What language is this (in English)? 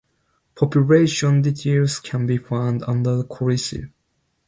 English